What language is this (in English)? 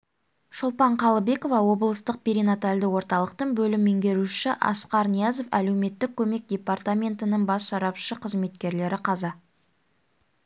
Kazakh